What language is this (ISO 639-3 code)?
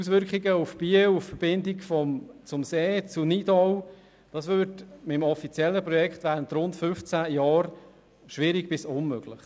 gsw